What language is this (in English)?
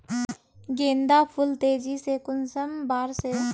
Magahi